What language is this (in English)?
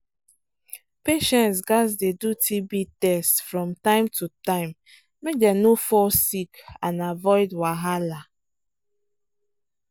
Nigerian Pidgin